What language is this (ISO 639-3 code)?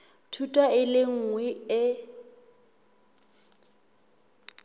sot